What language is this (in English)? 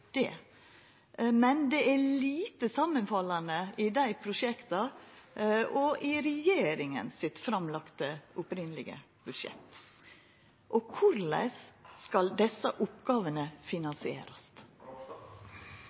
Norwegian Nynorsk